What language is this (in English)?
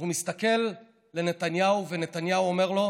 Hebrew